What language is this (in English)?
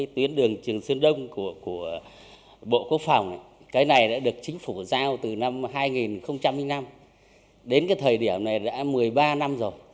Vietnamese